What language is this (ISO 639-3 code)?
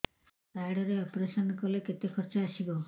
ori